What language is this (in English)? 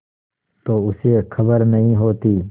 Hindi